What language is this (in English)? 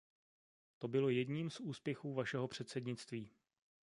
Czech